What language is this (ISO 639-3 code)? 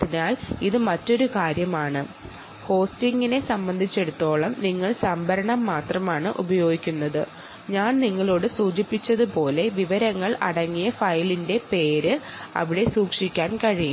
mal